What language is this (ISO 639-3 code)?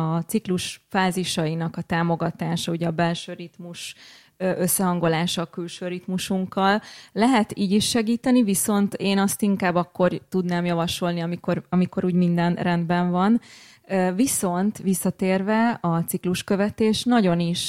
hun